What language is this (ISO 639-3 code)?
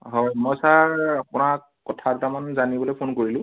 asm